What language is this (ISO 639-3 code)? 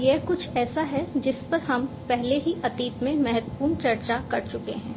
hin